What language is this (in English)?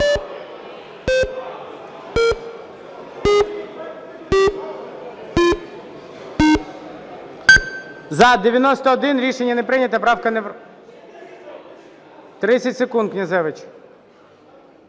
Ukrainian